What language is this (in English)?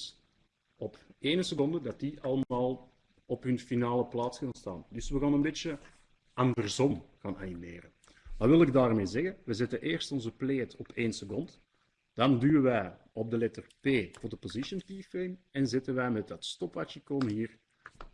Dutch